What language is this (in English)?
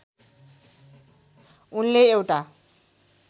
Nepali